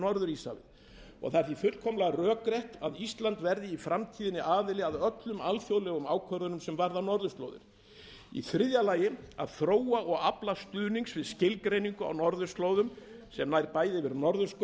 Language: Icelandic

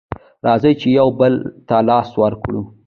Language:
Pashto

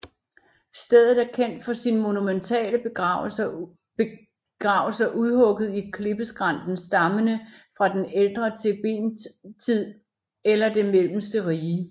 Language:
Danish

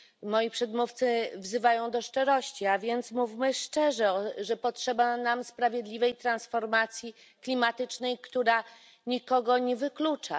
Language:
Polish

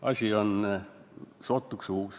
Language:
Estonian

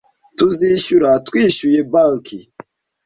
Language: Kinyarwanda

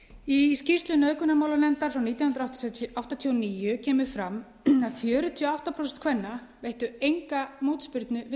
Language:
Icelandic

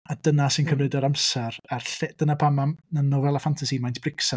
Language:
Welsh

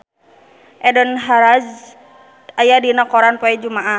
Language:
Sundanese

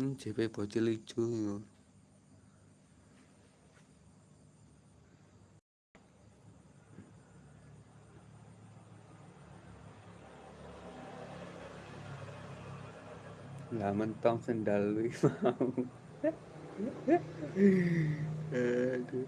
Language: Indonesian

